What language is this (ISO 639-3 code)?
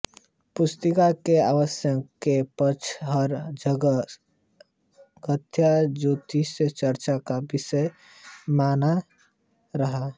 hin